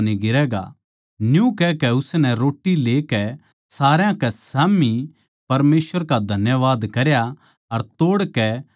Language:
Haryanvi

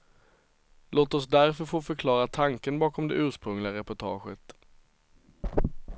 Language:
Swedish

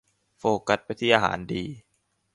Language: Thai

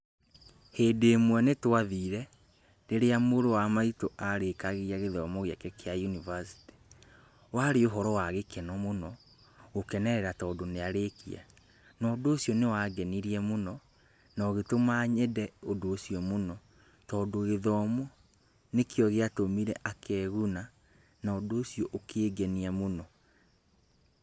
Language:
Kikuyu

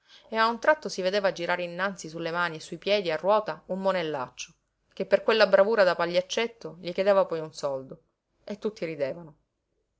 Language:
Italian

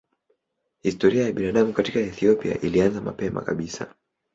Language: Swahili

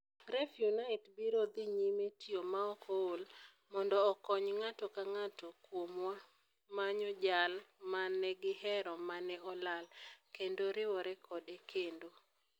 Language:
Luo (Kenya and Tanzania)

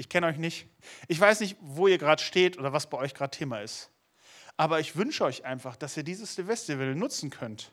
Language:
German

